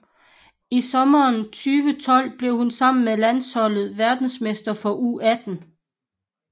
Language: Danish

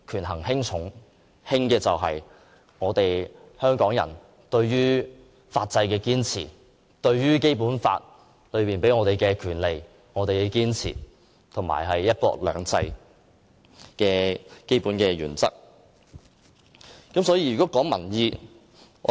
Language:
Cantonese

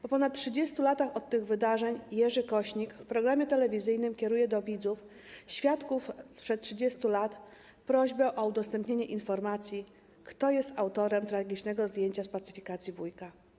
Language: Polish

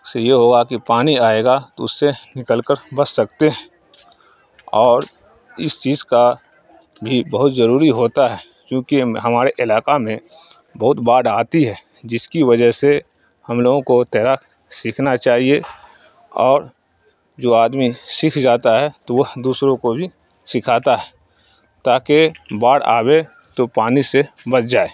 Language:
Urdu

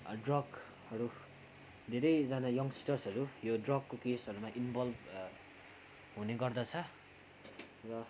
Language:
Nepali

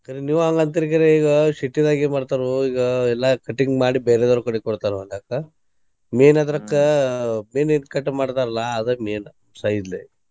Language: Kannada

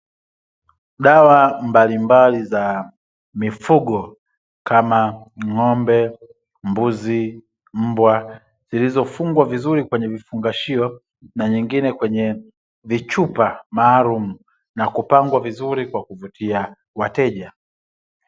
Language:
Swahili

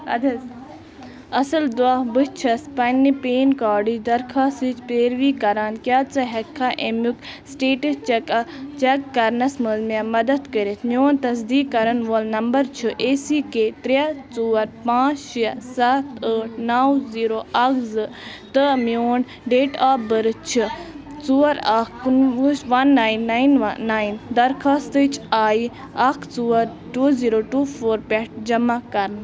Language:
Kashmiri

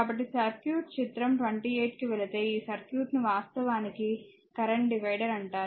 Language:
Telugu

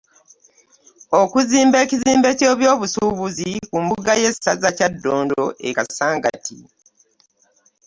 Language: Ganda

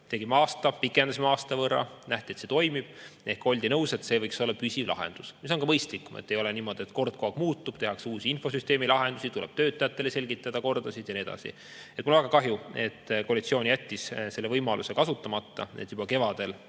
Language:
Estonian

